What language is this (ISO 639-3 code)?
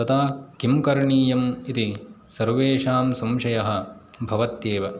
san